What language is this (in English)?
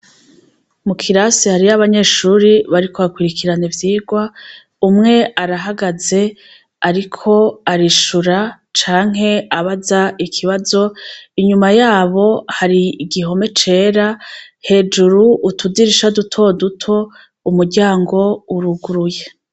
Rundi